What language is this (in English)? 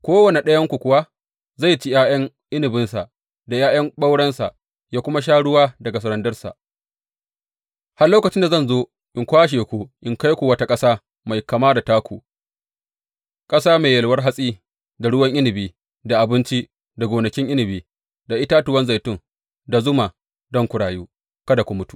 Hausa